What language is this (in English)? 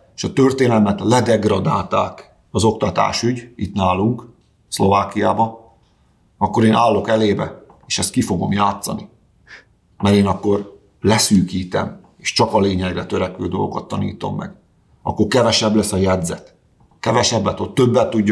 Hungarian